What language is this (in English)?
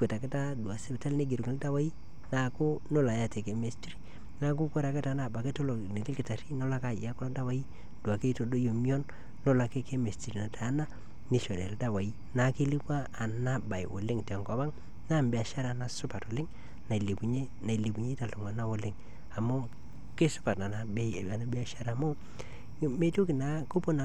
Masai